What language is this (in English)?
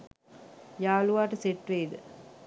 Sinhala